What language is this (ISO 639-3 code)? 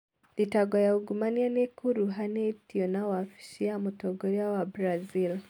kik